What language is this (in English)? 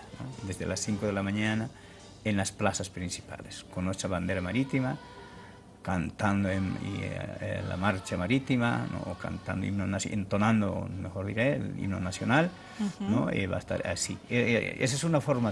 Spanish